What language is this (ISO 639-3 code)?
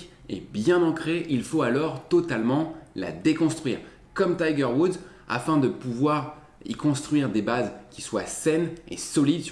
fra